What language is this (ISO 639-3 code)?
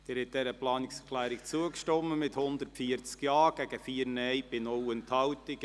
gsw